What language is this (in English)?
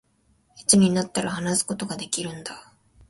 Japanese